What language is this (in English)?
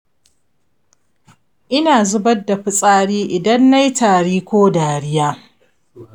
Hausa